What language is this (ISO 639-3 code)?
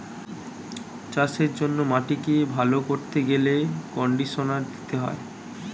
ben